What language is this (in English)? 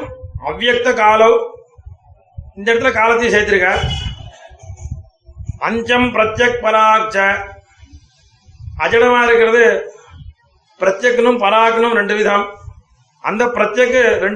Tamil